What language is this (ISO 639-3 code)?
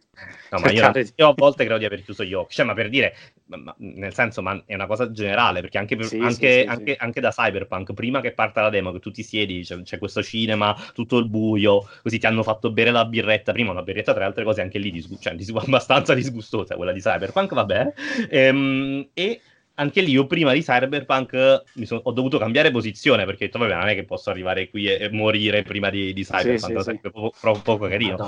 ita